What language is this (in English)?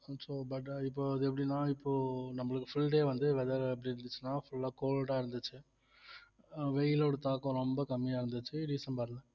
Tamil